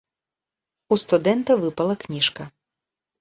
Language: Belarusian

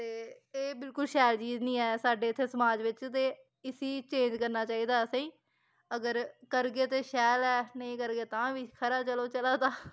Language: Dogri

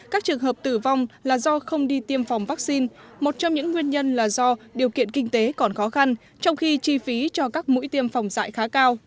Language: Vietnamese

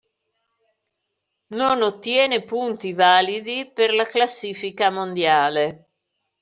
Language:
Italian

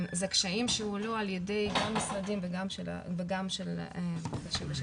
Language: Hebrew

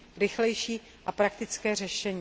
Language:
Czech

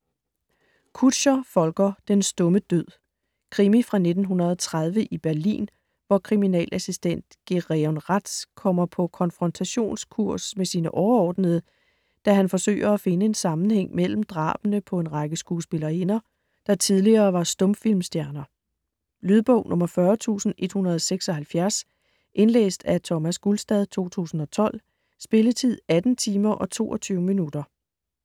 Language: Danish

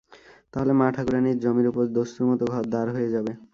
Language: Bangla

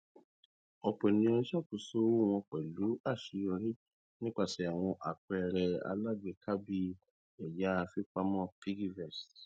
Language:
Yoruba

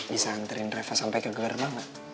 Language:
Indonesian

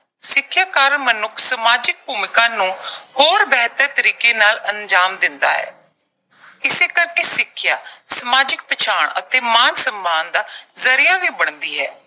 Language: Punjabi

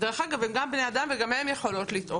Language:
Hebrew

